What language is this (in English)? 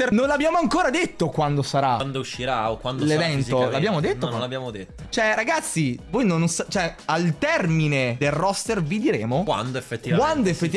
Italian